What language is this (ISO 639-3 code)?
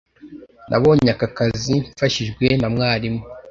kin